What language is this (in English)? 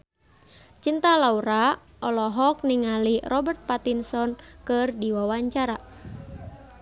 Sundanese